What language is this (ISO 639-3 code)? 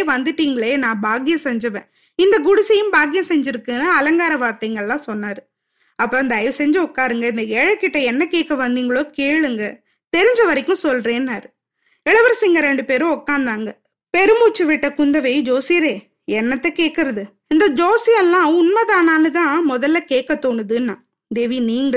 tam